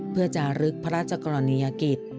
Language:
Thai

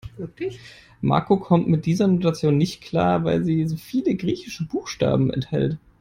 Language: German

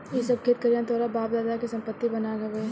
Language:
Bhojpuri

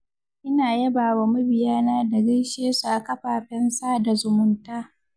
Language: Hausa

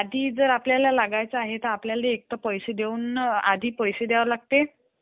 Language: Marathi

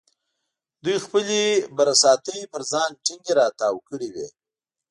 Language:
Pashto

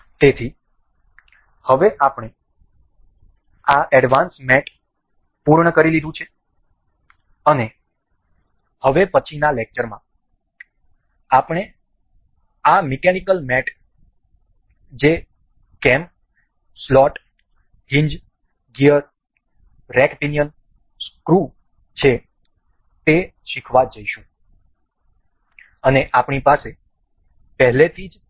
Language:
Gujarati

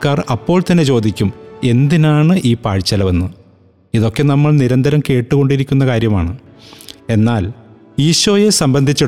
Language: Malayalam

